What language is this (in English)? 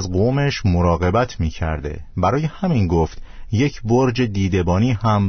Persian